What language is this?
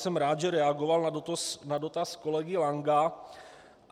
Czech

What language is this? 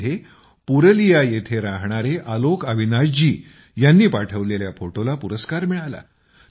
Marathi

